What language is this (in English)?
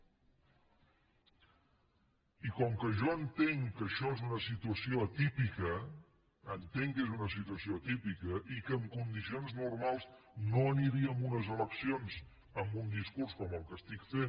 Catalan